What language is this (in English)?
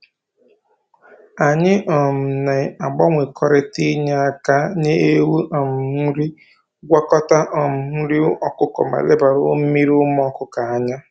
Igbo